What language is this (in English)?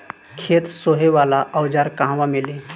Bhojpuri